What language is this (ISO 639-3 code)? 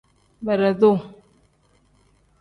kdh